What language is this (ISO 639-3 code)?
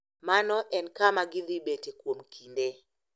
luo